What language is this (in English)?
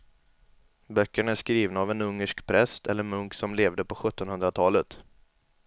Swedish